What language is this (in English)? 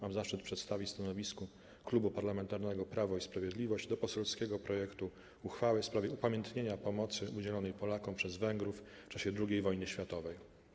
Polish